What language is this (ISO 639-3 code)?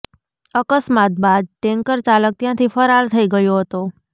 guj